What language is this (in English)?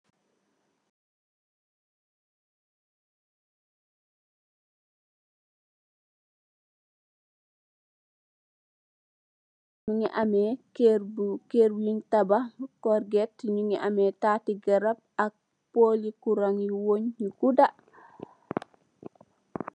Wolof